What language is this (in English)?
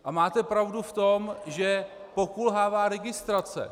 Czech